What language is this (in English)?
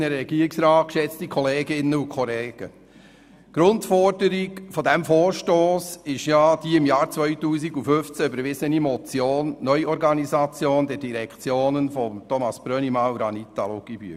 Swiss German